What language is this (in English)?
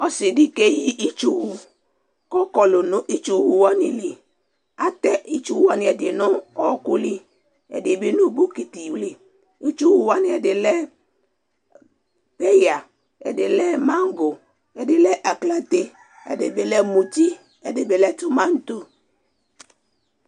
Ikposo